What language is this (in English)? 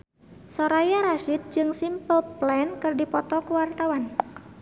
Sundanese